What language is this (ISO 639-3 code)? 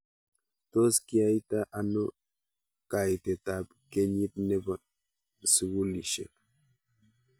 kln